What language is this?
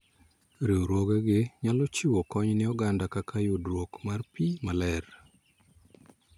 Luo (Kenya and Tanzania)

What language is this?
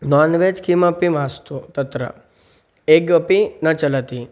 Sanskrit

